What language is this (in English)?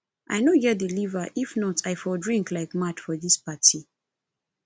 Nigerian Pidgin